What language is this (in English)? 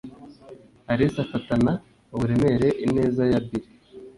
Kinyarwanda